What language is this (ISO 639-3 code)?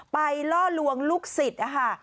tha